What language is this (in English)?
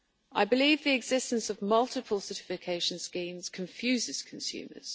English